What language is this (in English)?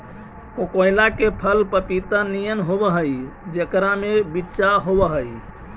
Magahi